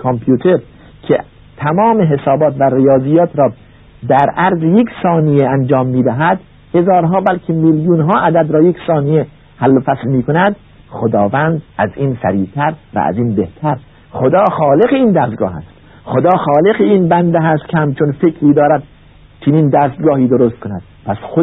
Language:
Persian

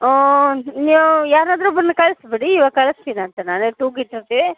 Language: Kannada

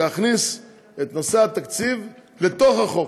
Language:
Hebrew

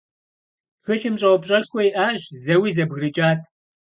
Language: Kabardian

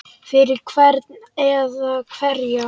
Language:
Icelandic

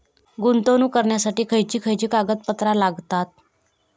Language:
Marathi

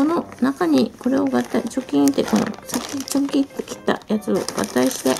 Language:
Japanese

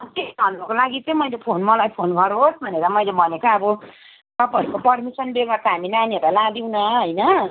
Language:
Nepali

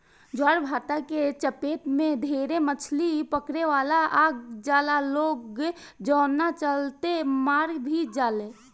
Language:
Bhojpuri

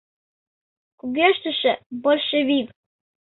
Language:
Mari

